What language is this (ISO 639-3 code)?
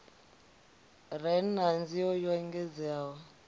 ven